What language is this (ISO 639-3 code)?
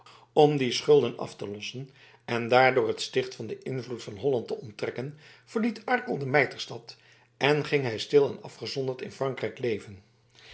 nld